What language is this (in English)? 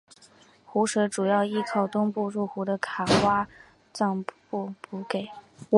Chinese